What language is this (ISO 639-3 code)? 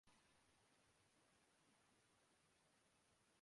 urd